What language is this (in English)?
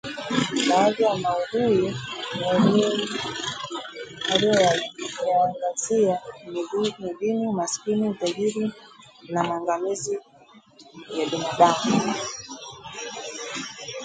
Swahili